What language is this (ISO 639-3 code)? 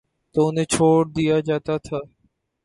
urd